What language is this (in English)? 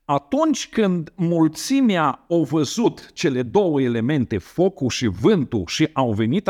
Romanian